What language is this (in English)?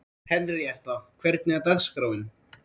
Icelandic